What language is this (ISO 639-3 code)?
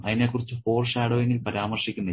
mal